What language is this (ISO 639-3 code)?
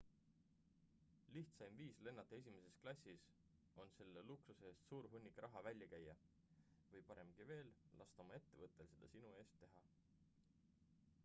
est